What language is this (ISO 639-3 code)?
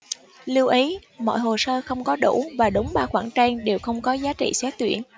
vie